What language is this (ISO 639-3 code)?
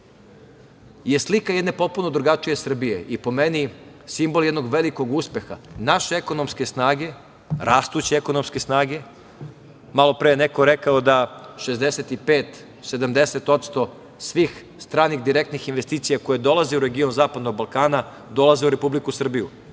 srp